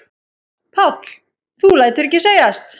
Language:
Icelandic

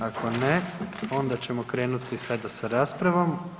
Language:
Croatian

